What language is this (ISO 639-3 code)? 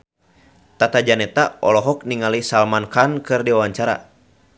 sun